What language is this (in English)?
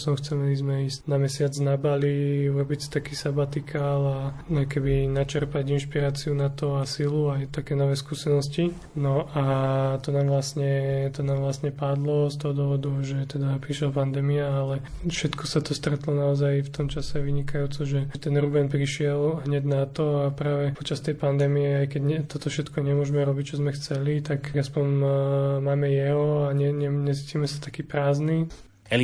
Slovak